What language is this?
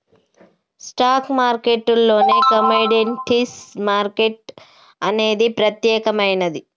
Telugu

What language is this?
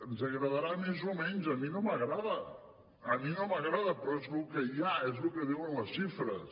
Catalan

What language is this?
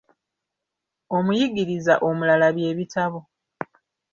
Ganda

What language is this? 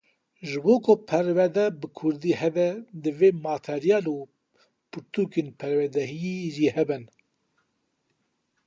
Kurdish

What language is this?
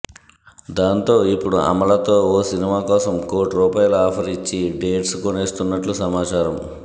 Telugu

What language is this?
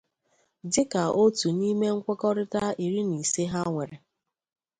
Igbo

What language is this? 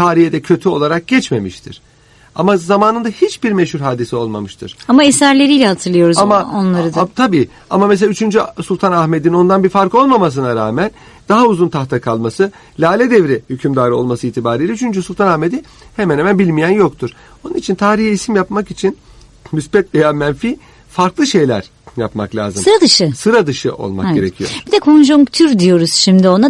Turkish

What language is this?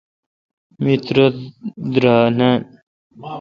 Kalkoti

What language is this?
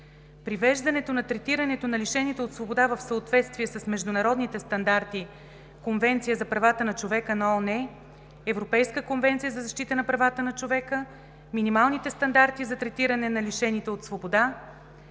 Bulgarian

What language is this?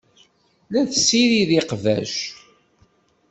Kabyle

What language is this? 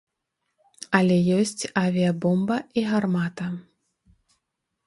Belarusian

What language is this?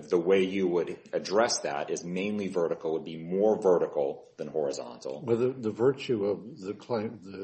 English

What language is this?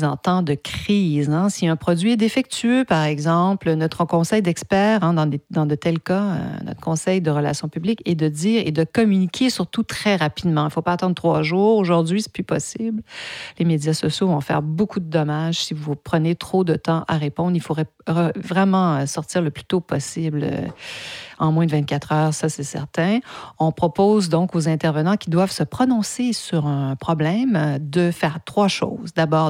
French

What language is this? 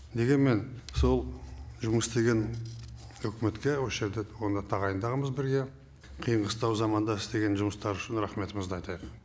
Kazakh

